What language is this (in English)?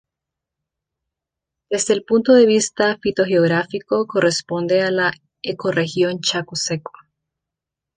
Spanish